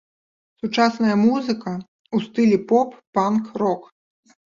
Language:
Belarusian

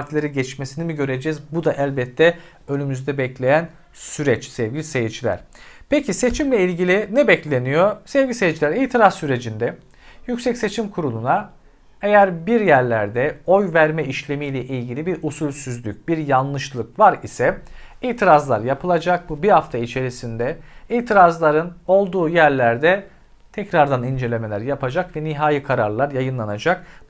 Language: Turkish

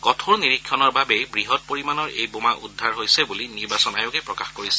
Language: Assamese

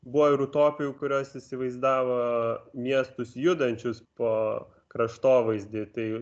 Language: Lithuanian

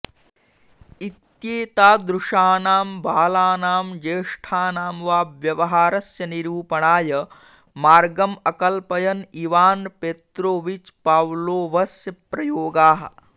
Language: Sanskrit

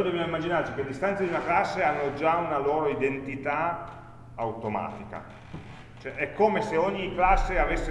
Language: Italian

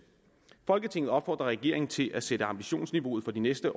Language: Danish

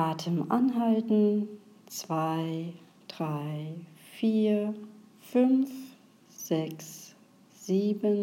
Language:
German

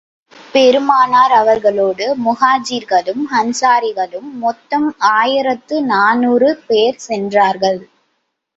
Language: Tamil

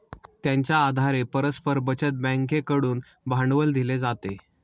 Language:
Marathi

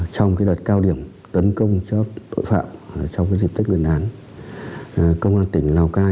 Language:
Vietnamese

